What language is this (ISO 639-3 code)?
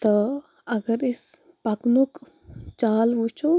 kas